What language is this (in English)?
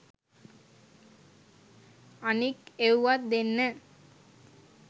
Sinhala